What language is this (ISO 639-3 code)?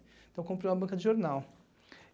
por